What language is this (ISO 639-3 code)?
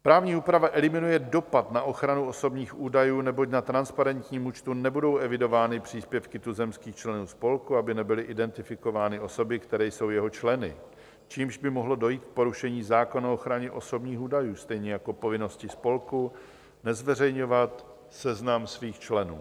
ces